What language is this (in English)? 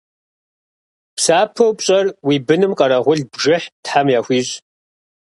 Kabardian